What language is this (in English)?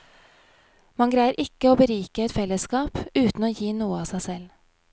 Norwegian